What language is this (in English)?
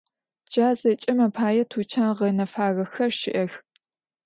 Adyghe